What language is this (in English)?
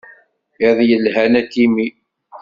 Kabyle